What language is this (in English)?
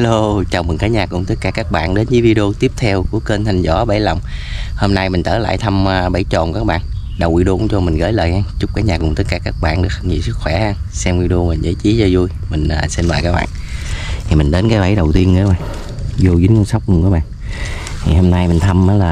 Vietnamese